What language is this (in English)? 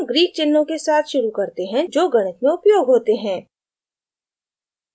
Hindi